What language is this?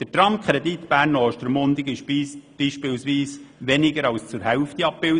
Swiss German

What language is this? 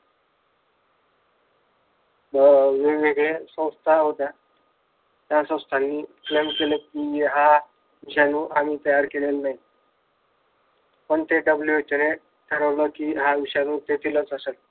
Marathi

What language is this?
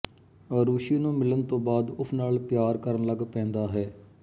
Punjabi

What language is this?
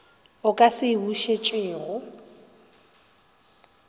Northern Sotho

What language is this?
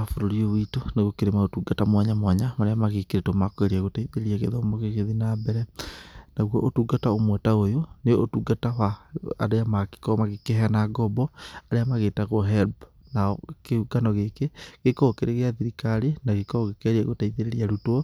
Kikuyu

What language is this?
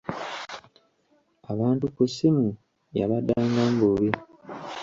Ganda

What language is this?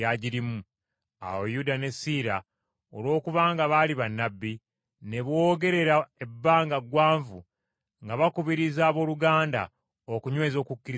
Ganda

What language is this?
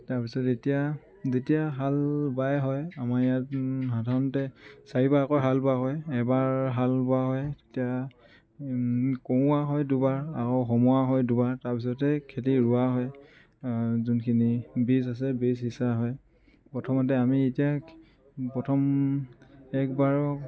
Assamese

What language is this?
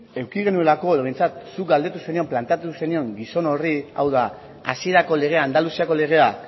Basque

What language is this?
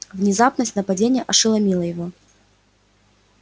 Russian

